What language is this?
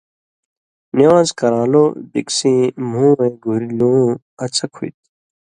Indus Kohistani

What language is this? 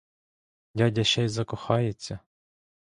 Ukrainian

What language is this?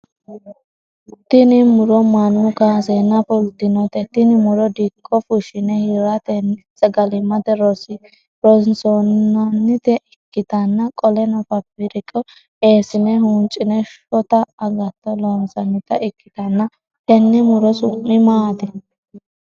Sidamo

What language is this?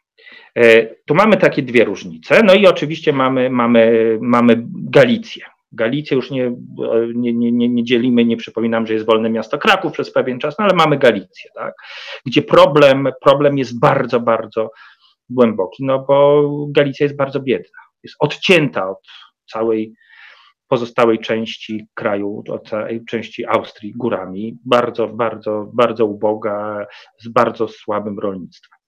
Polish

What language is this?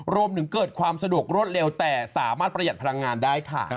Thai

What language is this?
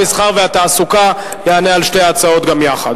Hebrew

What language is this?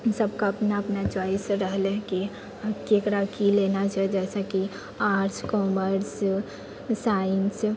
Maithili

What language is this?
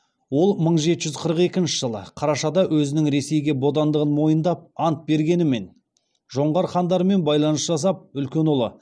Kazakh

